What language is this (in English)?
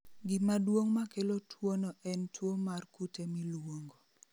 Luo (Kenya and Tanzania)